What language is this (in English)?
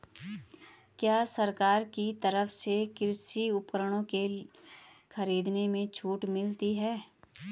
Hindi